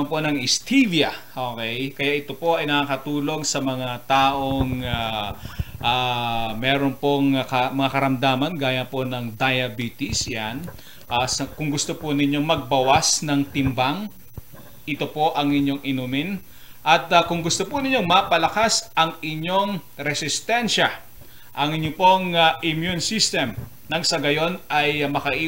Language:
Filipino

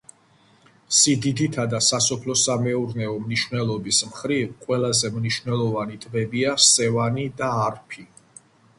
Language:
Georgian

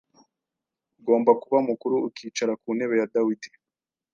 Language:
Kinyarwanda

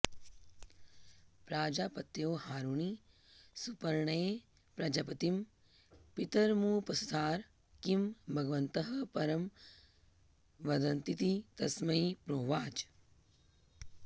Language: Sanskrit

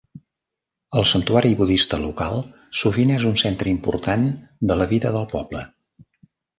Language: Catalan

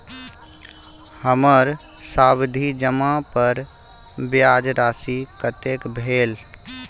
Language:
Maithili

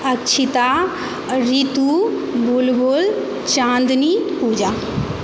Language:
Maithili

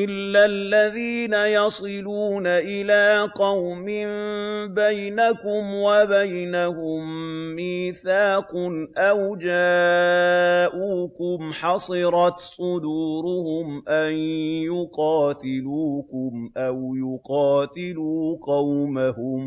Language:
Arabic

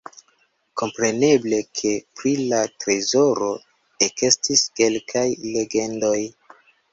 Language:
Esperanto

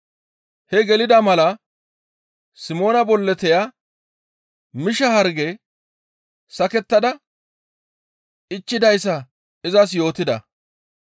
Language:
Gamo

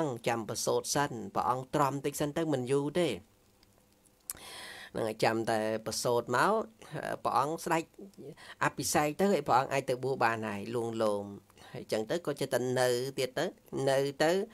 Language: Vietnamese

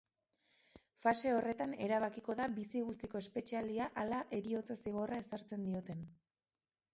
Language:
Basque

